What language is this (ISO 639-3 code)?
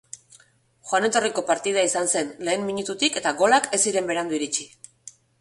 eus